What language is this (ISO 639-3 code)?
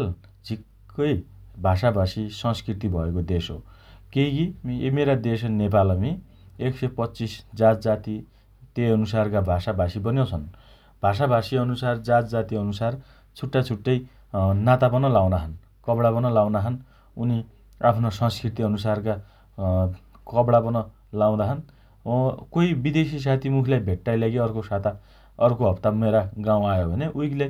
dty